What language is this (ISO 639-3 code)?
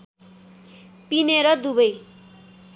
nep